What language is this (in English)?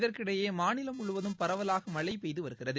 Tamil